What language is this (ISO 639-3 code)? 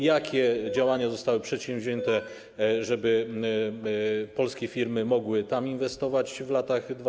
pol